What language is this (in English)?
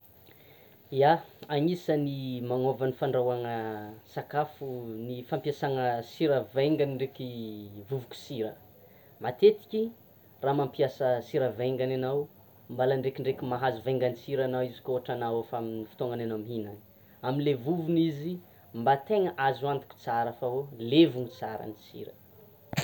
Tsimihety Malagasy